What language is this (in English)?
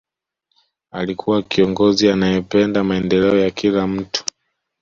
Swahili